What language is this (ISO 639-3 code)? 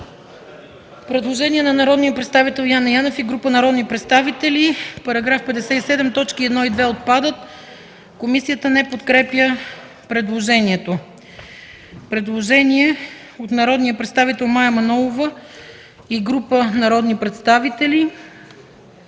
bul